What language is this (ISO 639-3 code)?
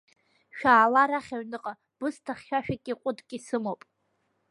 abk